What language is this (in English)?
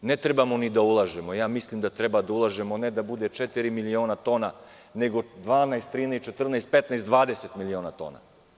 Serbian